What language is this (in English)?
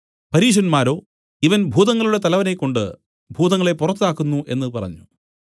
Malayalam